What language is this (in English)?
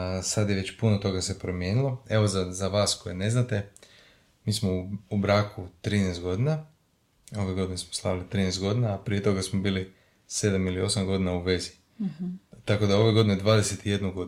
Croatian